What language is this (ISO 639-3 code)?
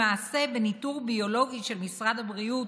heb